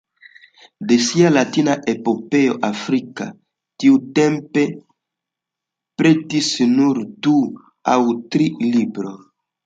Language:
Esperanto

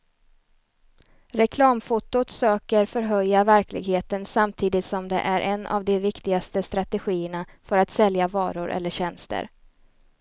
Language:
Swedish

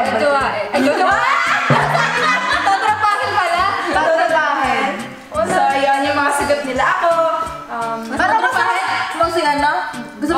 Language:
Korean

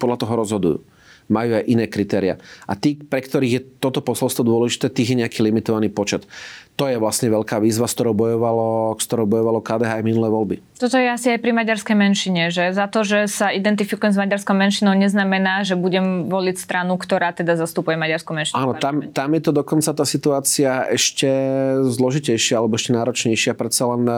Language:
Slovak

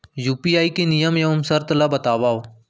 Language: Chhattisgarhi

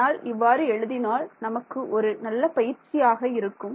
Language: Tamil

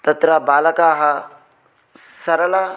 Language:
Sanskrit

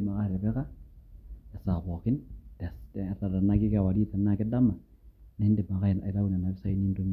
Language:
Masai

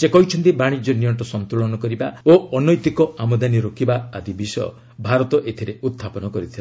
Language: Odia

